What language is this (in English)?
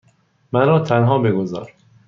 Persian